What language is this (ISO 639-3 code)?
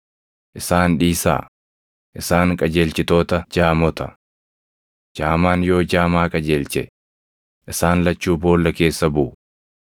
orm